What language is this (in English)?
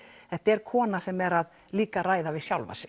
Icelandic